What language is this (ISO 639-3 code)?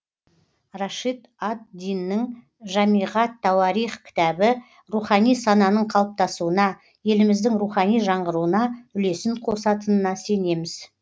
kaz